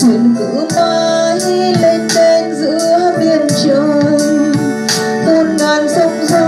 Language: Vietnamese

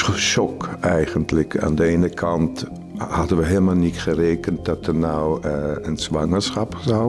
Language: Dutch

